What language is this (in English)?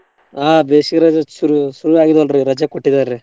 Kannada